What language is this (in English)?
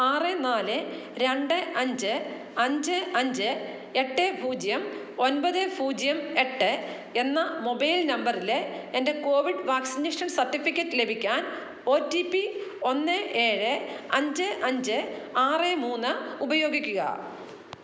Malayalam